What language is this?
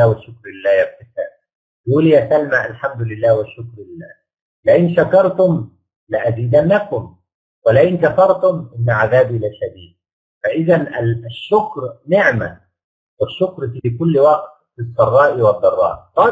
Arabic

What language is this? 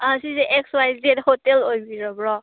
Manipuri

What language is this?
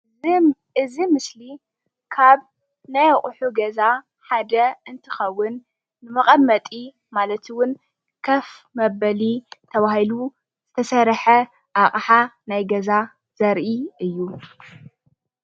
Tigrinya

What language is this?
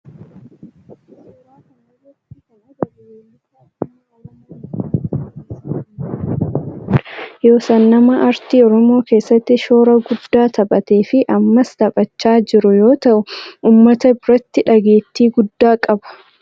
Oromo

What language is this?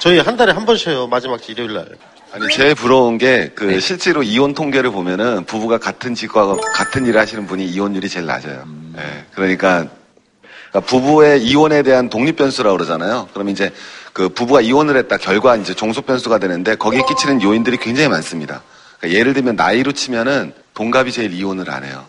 Korean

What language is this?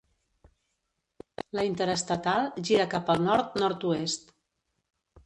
Catalan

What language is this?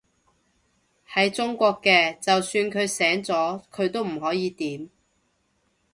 Cantonese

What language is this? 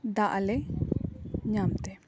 Santali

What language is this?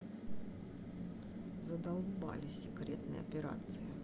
Russian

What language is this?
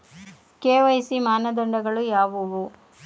Kannada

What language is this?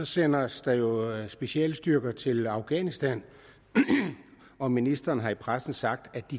Danish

